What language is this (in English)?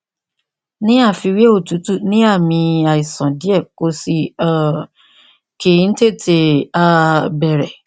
Yoruba